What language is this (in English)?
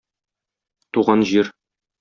Tatar